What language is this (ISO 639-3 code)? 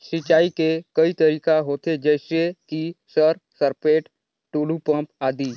hne